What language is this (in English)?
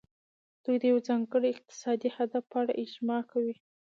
Pashto